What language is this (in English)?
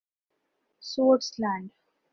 Urdu